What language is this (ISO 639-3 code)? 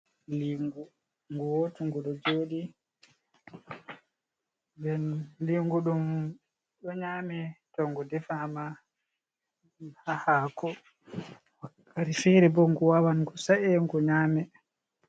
ful